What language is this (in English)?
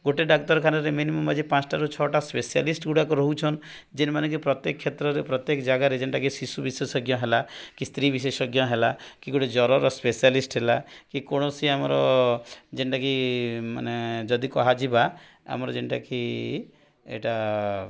Odia